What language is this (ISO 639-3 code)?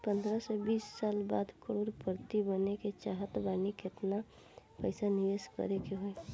bho